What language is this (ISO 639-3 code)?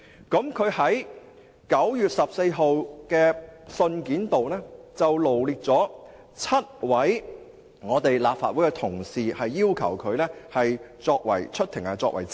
yue